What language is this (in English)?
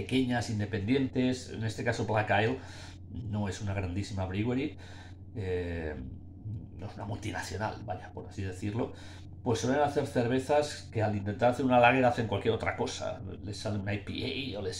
Spanish